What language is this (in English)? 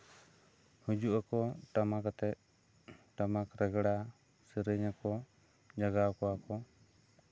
Santali